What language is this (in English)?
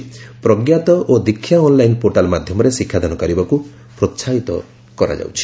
Odia